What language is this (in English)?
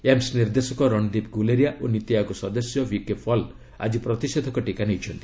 Odia